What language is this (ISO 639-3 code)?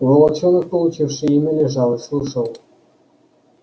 rus